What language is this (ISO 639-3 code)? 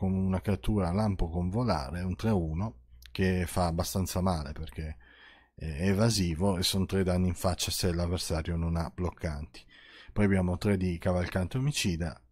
ita